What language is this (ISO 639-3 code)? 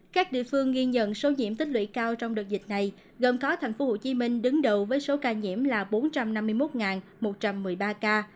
vie